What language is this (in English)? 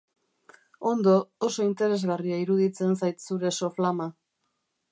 Basque